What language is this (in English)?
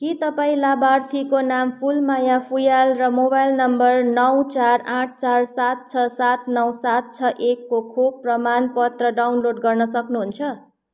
Nepali